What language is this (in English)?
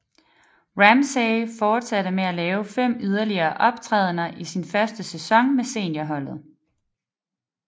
Danish